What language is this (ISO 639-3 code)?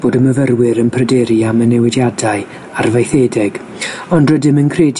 cym